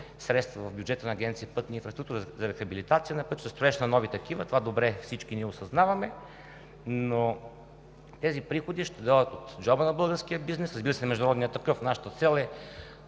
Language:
Bulgarian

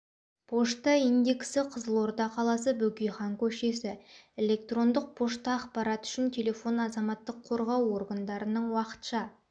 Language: Kazakh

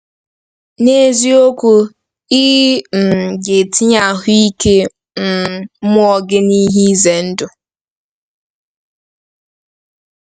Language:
Igbo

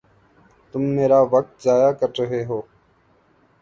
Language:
Urdu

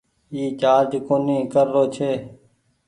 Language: Goaria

